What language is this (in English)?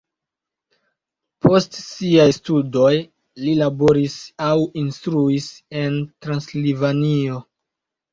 Esperanto